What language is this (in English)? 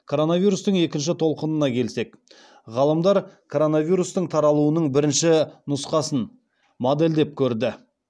Kazakh